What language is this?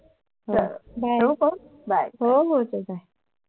Marathi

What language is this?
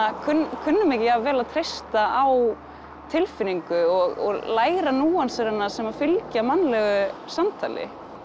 Icelandic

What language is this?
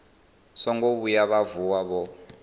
Venda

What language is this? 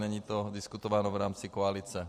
Czech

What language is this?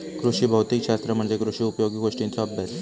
Marathi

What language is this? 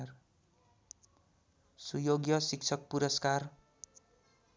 Nepali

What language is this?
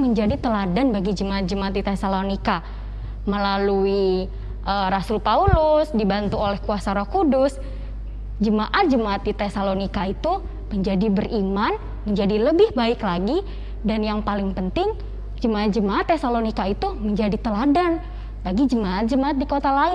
Indonesian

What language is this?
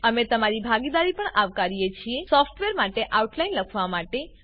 Gujarati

